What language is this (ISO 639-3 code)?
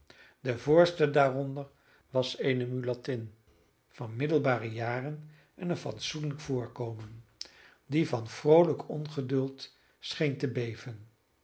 nld